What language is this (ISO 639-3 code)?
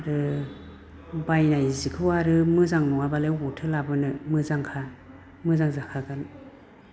brx